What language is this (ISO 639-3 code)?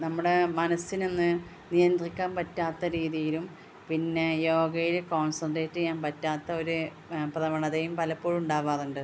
mal